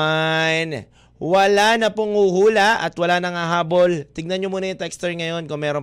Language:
Filipino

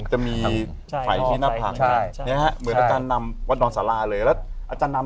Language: Thai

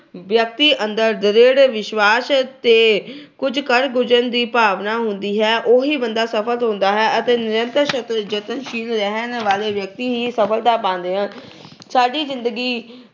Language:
Punjabi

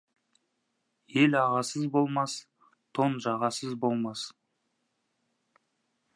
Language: Kazakh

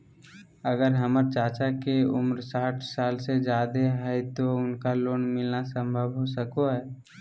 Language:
Magahi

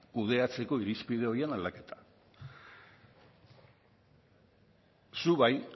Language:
Basque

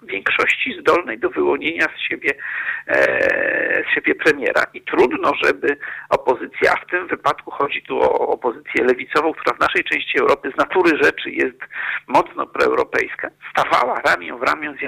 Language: Polish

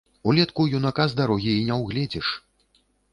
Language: Belarusian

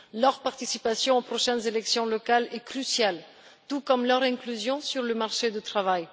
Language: French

